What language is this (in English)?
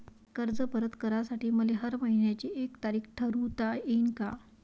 Marathi